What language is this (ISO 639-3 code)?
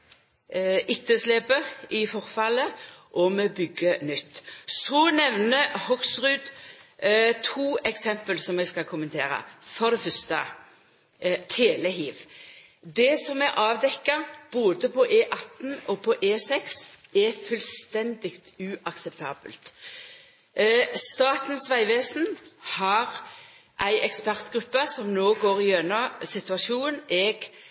nno